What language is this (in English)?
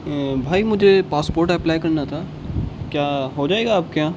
Urdu